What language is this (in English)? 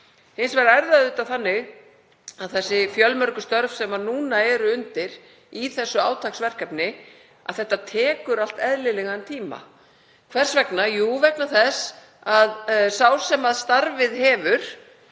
Icelandic